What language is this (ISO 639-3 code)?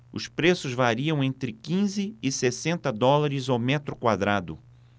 por